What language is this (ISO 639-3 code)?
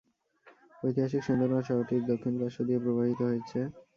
ben